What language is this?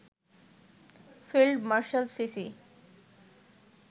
Bangla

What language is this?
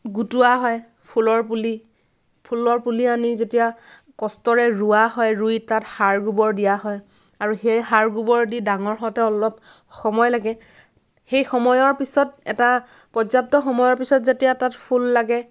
Assamese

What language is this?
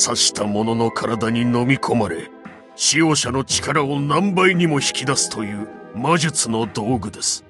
Japanese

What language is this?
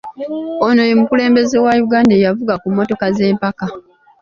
Ganda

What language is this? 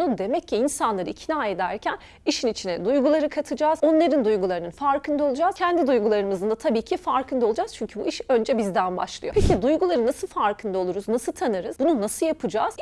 Turkish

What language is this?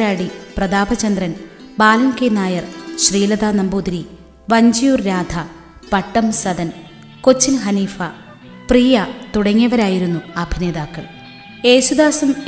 Malayalam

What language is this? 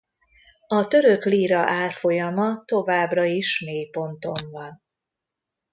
Hungarian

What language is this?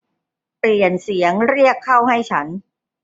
Thai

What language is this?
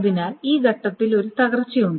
Malayalam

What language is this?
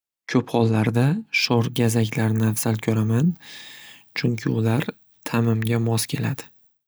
Uzbek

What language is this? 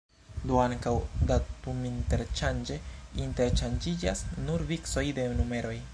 Esperanto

